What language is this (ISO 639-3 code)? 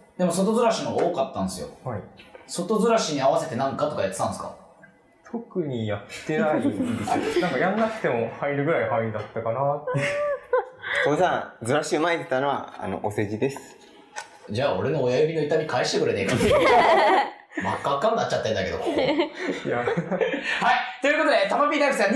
jpn